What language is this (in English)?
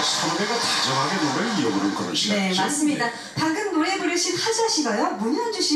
Korean